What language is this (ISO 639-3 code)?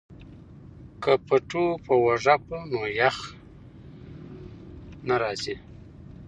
pus